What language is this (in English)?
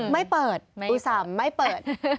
Thai